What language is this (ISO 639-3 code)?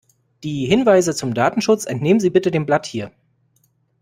deu